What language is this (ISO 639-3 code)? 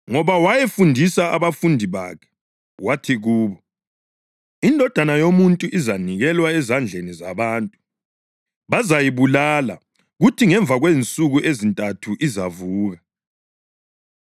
nde